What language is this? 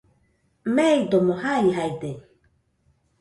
Nüpode Huitoto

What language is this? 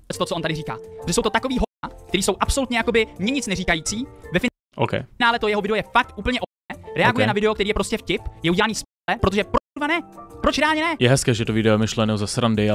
Czech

